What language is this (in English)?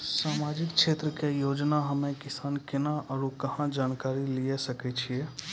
Maithili